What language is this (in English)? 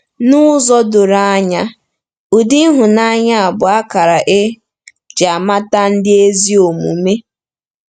Igbo